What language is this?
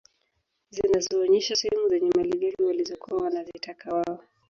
Swahili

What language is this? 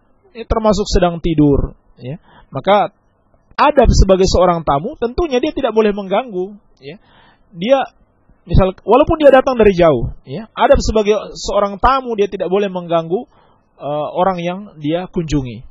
Indonesian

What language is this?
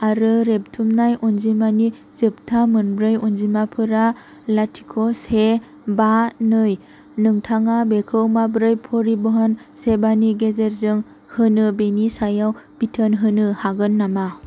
Bodo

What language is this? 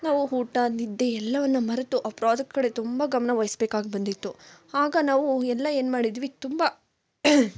Kannada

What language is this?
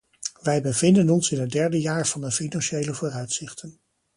Dutch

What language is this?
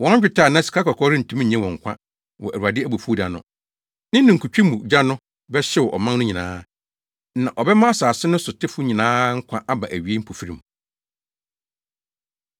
Akan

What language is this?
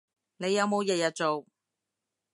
Cantonese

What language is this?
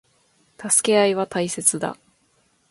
Japanese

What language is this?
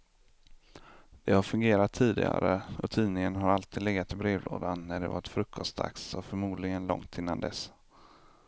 Swedish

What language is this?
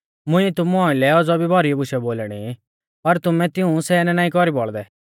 Mahasu Pahari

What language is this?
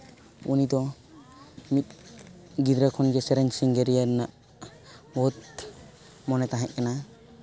Santali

